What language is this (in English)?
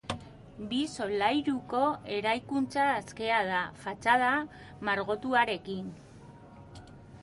Basque